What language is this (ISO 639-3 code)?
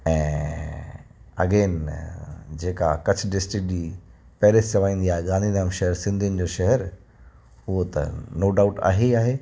snd